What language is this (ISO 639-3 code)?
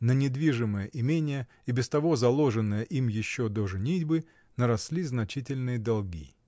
rus